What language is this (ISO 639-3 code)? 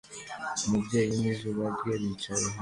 kin